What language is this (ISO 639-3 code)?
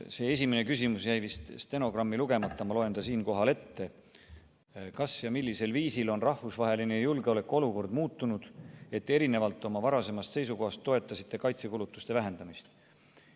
est